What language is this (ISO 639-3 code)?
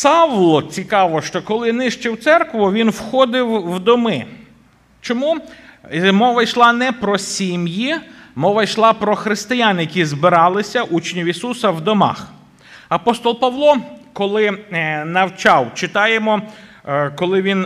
ukr